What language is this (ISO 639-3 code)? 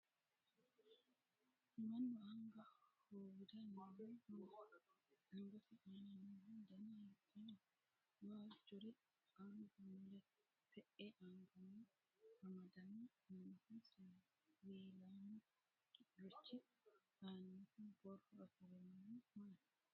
sid